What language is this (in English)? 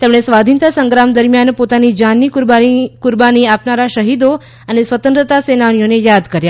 Gujarati